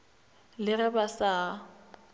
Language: Northern Sotho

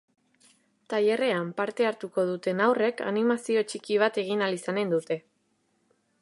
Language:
Basque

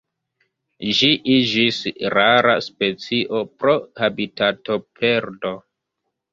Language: Esperanto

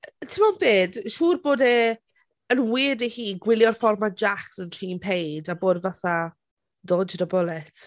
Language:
Welsh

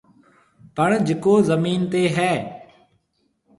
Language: Marwari (Pakistan)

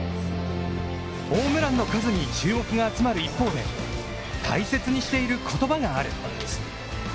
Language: Japanese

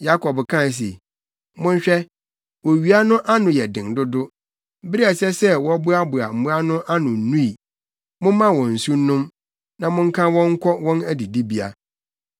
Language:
Akan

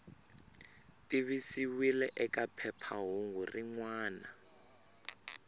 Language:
Tsonga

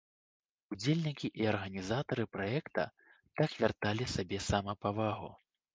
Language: Belarusian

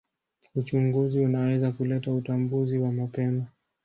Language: Swahili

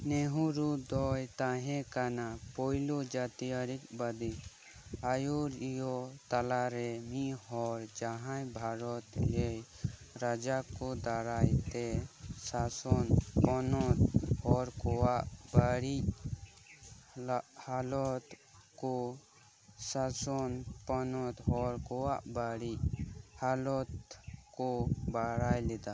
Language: Santali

